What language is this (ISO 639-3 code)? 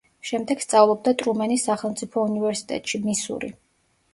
kat